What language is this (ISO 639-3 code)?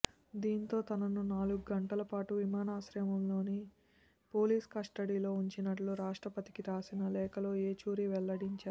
tel